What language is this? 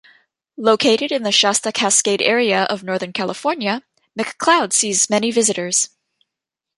English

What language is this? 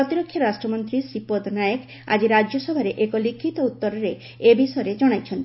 Odia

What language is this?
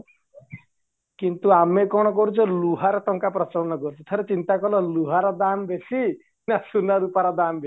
Odia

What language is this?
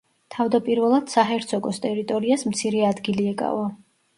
Georgian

